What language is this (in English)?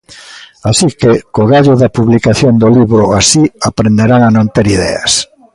Galician